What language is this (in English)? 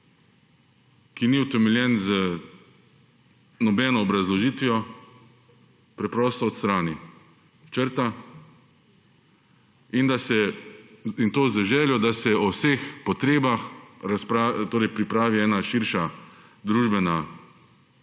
Slovenian